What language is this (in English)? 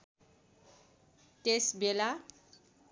Nepali